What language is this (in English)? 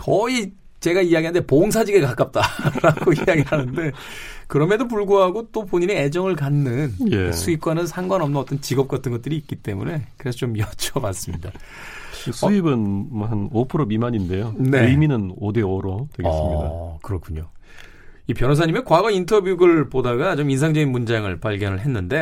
Korean